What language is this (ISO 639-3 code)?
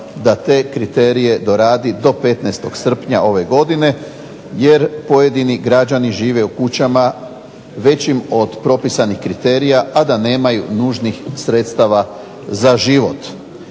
hrv